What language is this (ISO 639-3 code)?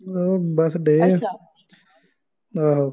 pan